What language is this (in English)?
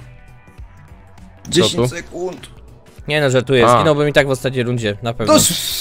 Polish